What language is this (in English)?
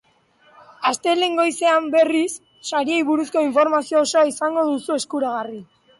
Basque